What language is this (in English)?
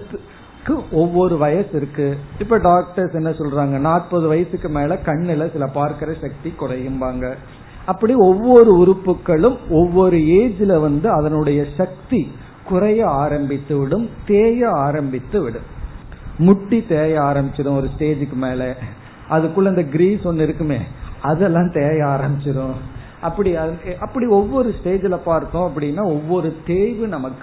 Tamil